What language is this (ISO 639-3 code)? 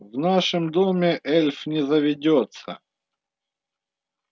rus